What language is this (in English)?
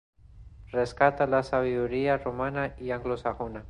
Spanish